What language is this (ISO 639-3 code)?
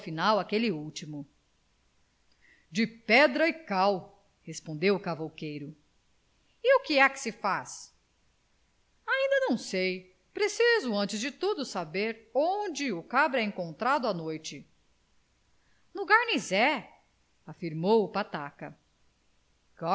por